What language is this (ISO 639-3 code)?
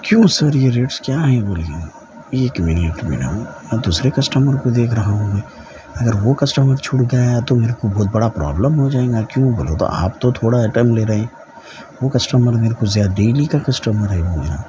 urd